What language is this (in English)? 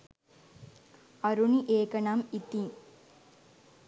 Sinhala